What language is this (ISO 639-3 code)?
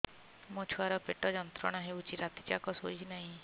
ori